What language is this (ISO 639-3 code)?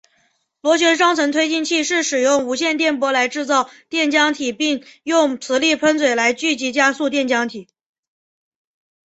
zho